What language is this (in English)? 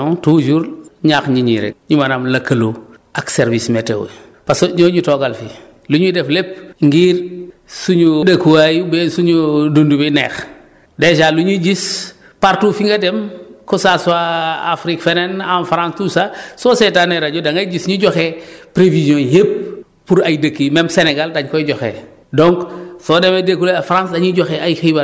Wolof